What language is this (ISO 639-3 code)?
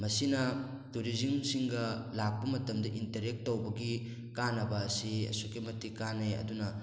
mni